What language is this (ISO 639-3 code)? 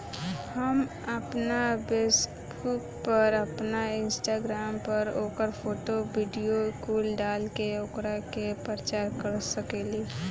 bho